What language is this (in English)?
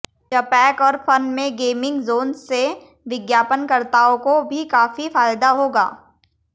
Hindi